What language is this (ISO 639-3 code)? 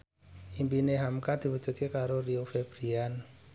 jav